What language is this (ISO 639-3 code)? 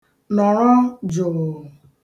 ibo